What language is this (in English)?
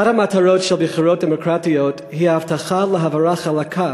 Hebrew